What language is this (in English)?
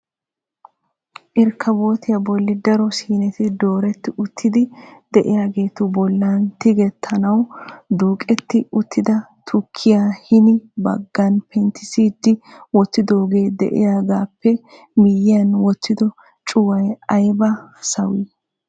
Wolaytta